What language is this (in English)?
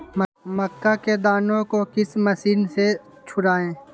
Magahi